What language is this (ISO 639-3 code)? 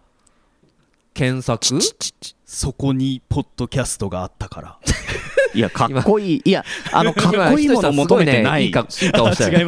jpn